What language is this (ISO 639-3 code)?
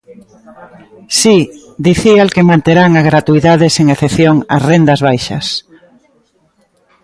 glg